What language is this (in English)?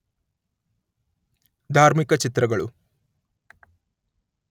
Kannada